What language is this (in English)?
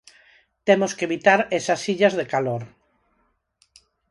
Galician